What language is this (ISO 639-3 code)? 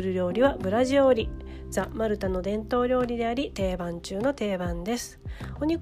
jpn